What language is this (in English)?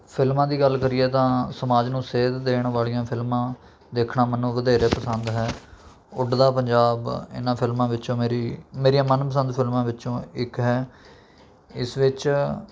Punjabi